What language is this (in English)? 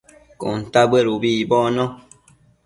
Matsés